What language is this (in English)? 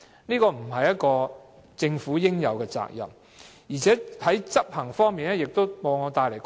Cantonese